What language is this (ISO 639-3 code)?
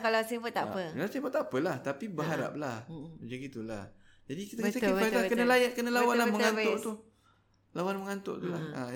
msa